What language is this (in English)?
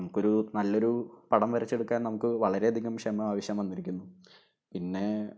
Malayalam